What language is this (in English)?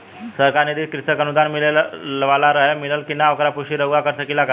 Bhojpuri